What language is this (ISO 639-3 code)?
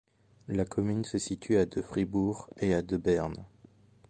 fra